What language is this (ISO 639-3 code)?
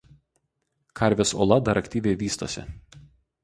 lit